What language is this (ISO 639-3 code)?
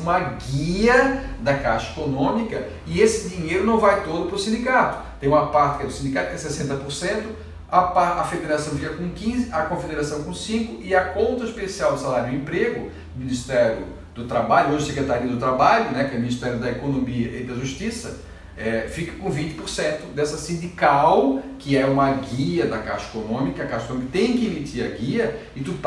por